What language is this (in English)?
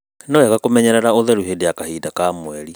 Kikuyu